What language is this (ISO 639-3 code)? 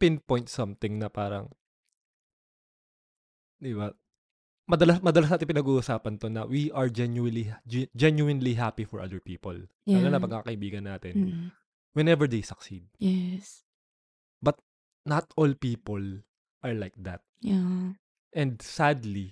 fil